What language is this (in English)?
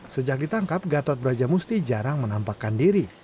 Indonesian